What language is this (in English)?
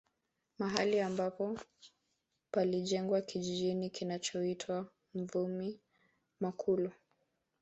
Swahili